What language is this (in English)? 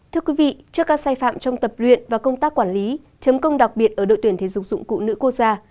Vietnamese